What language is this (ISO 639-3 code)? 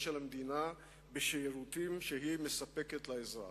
heb